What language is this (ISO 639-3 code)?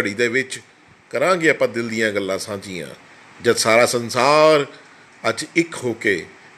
pan